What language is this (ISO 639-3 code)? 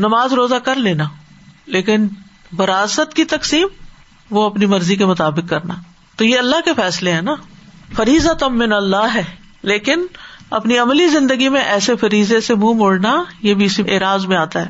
urd